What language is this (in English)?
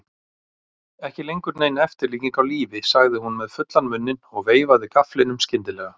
Icelandic